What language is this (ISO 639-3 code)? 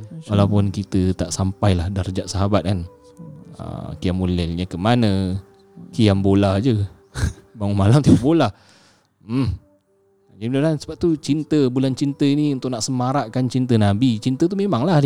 msa